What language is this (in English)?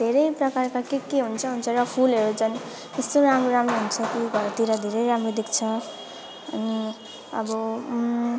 Nepali